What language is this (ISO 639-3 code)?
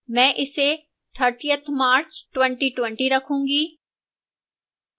hin